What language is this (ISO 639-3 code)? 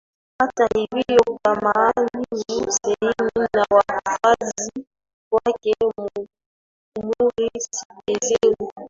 swa